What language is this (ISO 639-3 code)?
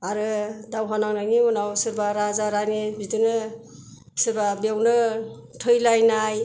brx